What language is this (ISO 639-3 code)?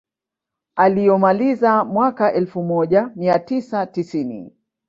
swa